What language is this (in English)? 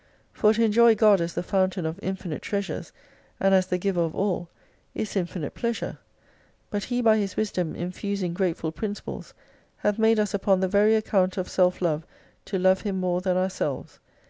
English